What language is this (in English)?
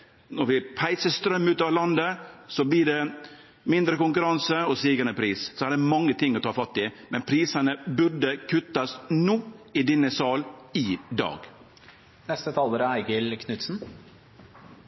Norwegian Nynorsk